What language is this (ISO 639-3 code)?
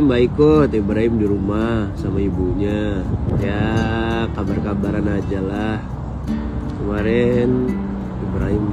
ind